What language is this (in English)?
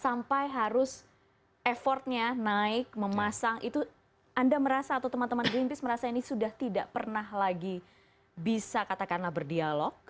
Indonesian